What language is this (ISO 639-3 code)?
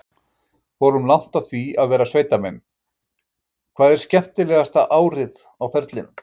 isl